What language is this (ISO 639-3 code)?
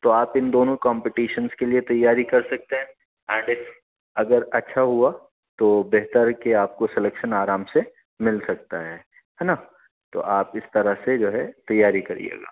urd